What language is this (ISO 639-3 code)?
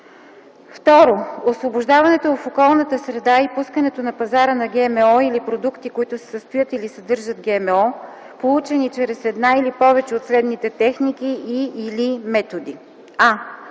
bul